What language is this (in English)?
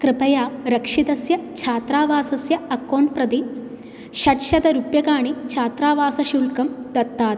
Sanskrit